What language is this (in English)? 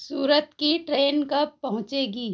Hindi